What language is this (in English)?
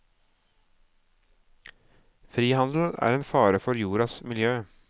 Norwegian